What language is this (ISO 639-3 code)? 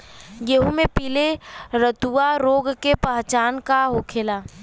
bho